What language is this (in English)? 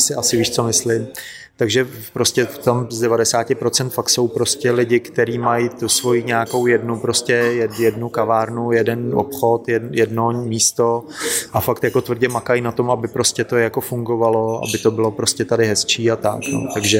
Czech